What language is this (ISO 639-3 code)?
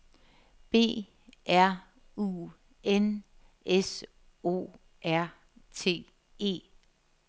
dan